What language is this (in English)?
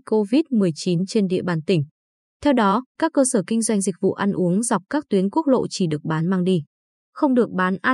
Vietnamese